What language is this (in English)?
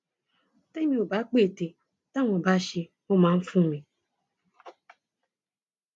Yoruba